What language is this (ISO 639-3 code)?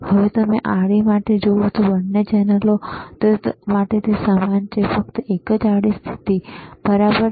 guj